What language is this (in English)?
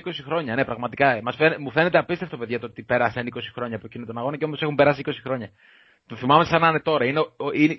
Greek